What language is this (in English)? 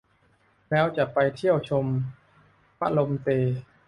Thai